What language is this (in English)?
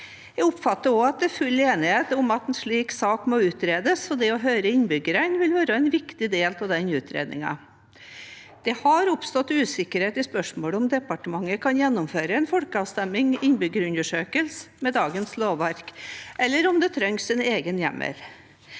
Norwegian